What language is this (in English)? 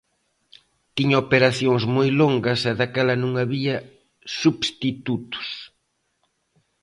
Galician